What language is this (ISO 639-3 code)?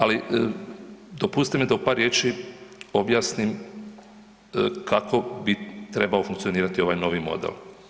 hrv